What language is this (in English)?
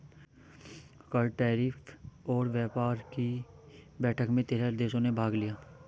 Hindi